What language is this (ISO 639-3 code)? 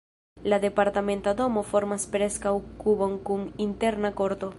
epo